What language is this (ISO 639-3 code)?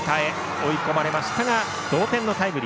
jpn